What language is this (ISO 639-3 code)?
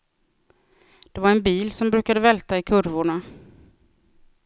swe